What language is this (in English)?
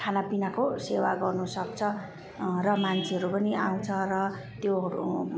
Nepali